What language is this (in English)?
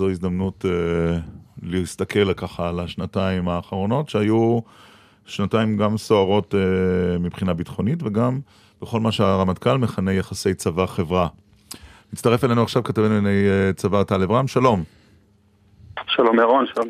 Hebrew